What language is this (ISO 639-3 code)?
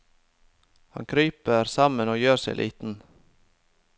nor